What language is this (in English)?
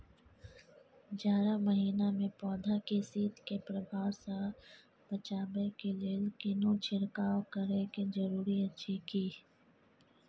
Maithili